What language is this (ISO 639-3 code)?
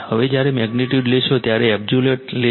guj